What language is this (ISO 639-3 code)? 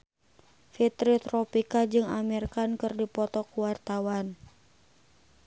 sun